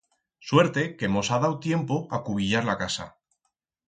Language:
Aragonese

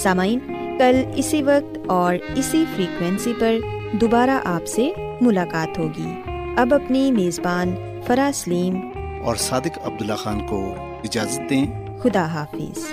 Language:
Urdu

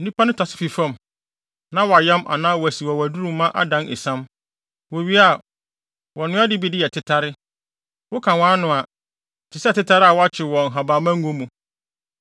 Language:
Akan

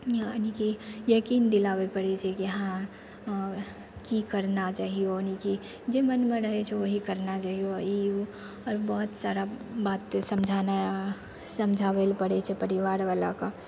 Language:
Maithili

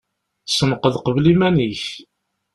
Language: Kabyle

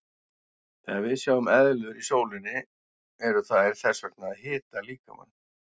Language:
Icelandic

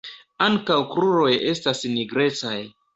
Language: Esperanto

